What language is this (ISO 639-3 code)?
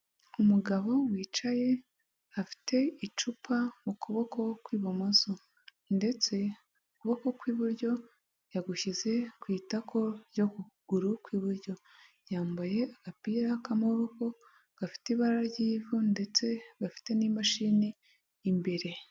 kin